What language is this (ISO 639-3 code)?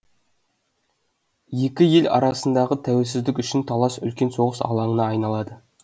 kaz